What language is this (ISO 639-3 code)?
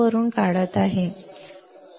mar